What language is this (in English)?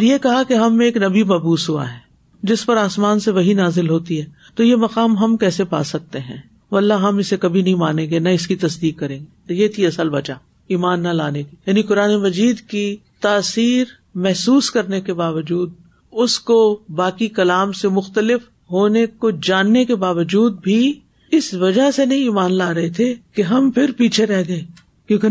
Urdu